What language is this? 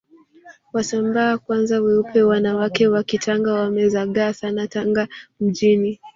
Swahili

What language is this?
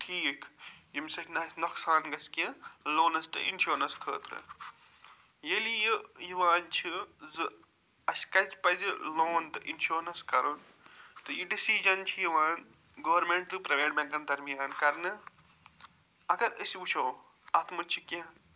Kashmiri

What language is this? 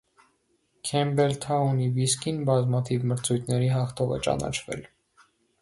Armenian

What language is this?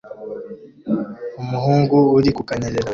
Kinyarwanda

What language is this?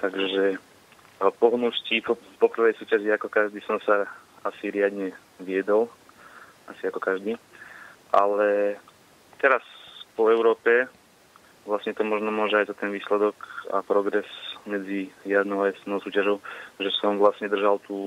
Slovak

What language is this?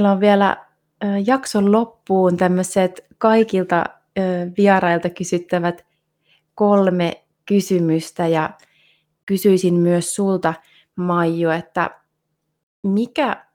Finnish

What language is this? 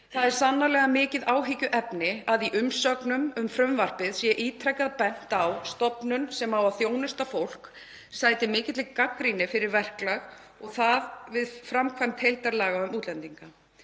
Icelandic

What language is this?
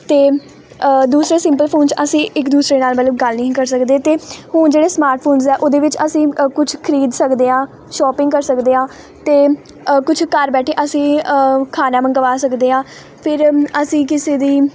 Punjabi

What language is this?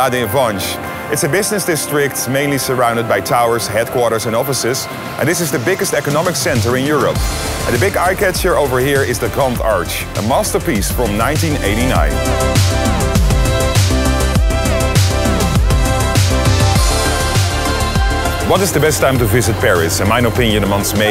Dutch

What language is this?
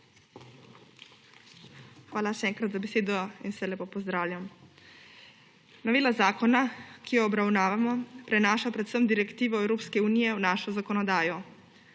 Slovenian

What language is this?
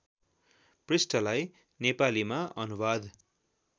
Nepali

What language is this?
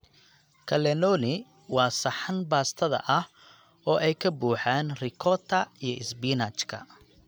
Somali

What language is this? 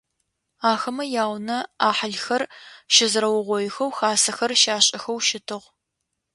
Adyghe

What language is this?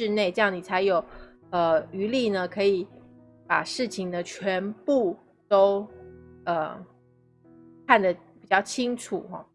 Chinese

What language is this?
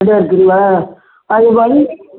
Tamil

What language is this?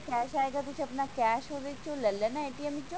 Punjabi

